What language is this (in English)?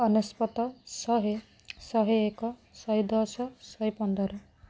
Odia